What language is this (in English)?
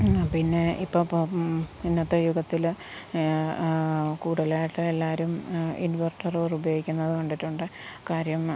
Malayalam